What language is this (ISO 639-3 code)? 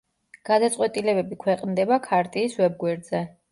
kat